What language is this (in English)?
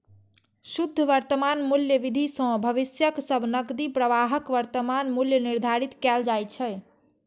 Maithili